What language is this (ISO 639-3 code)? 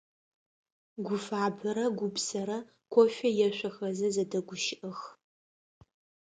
ady